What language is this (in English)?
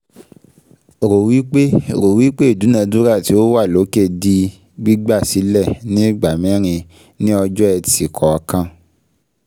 Yoruba